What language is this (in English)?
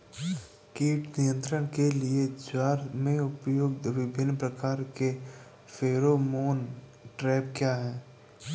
Hindi